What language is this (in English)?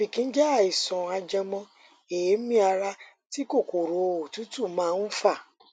Yoruba